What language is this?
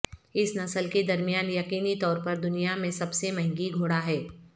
Urdu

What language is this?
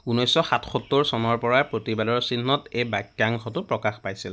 Assamese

